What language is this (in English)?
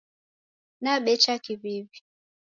Taita